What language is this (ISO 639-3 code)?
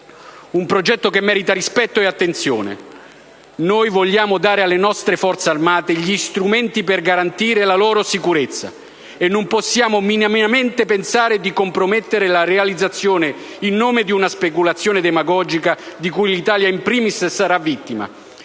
ita